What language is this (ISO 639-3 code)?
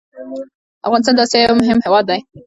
pus